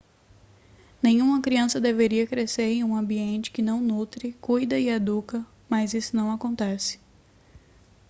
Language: Portuguese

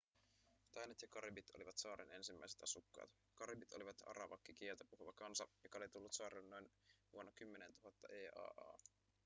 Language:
Finnish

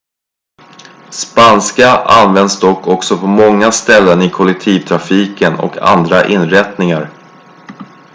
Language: Swedish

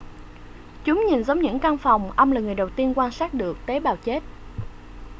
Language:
Vietnamese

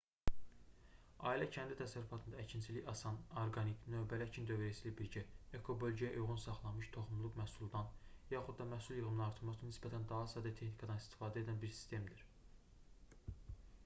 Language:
Azerbaijani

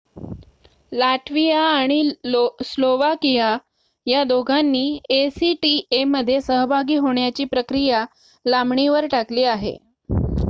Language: Marathi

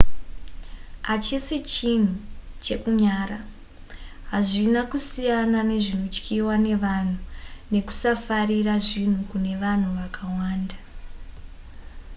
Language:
Shona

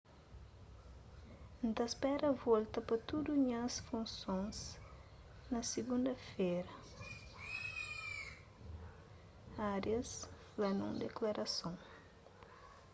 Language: Kabuverdianu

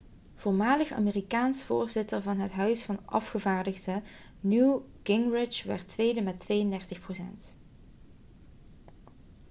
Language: Dutch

